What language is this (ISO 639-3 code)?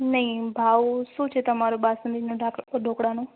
guj